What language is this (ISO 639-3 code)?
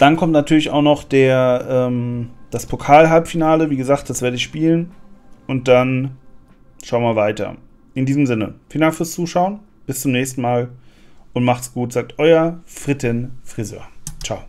deu